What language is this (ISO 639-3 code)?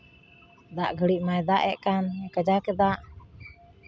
sat